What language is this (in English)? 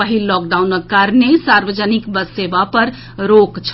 Maithili